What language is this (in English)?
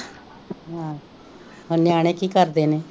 Punjabi